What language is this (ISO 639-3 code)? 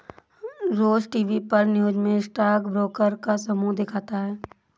hin